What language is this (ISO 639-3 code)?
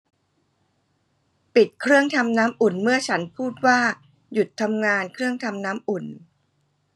tha